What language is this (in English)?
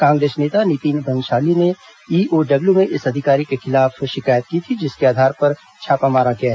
Hindi